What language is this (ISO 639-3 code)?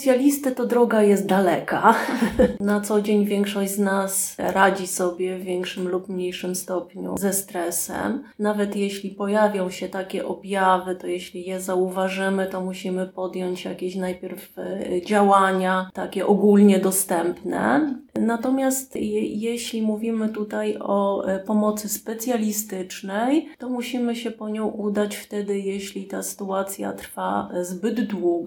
pol